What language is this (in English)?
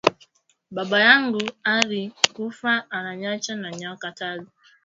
Swahili